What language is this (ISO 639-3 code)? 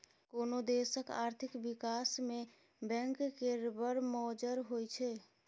mai